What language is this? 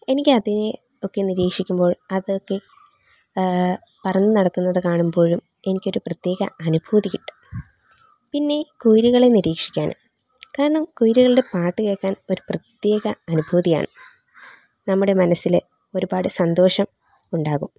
Malayalam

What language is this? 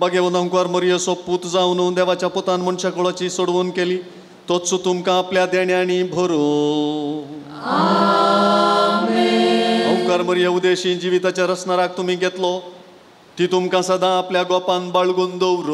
Marathi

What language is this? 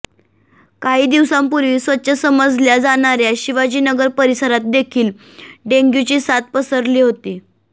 Marathi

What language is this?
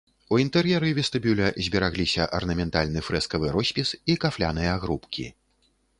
Belarusian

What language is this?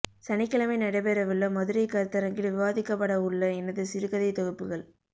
Tamil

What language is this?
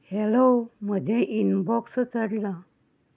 Konkani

